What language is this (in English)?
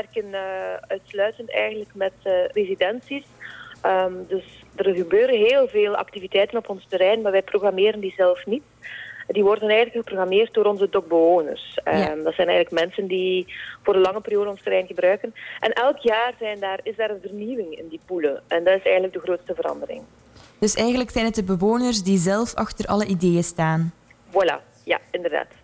Dutch